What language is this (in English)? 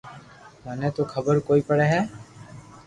Loarki